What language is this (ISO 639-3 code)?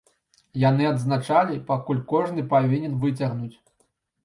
bel